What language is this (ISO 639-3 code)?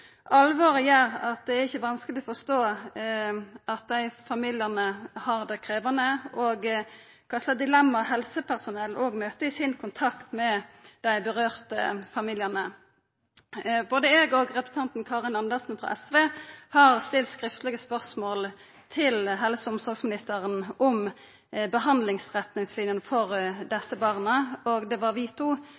nno